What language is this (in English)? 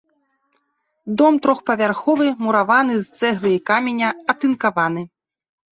Belarusian